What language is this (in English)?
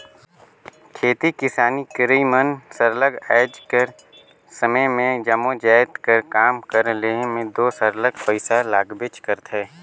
Chhattisgarhi